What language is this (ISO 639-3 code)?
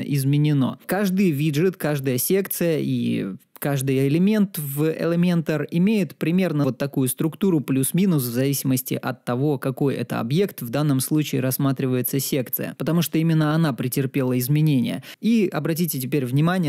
rus